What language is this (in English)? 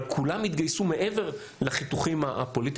Hebrew